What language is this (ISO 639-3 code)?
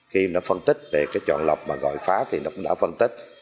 vie